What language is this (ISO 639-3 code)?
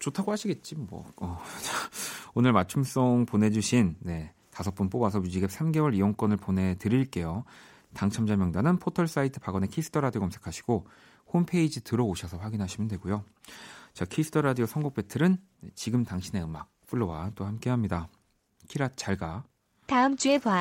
kor